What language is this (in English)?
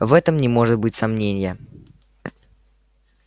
Russian